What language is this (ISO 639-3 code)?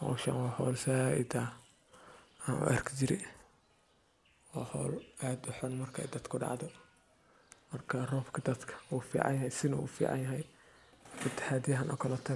som